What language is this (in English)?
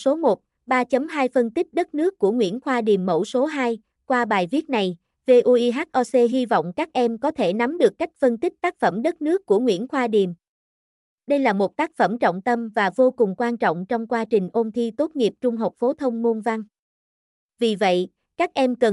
Vietnamese